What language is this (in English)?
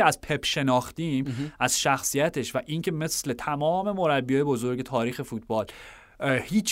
Persian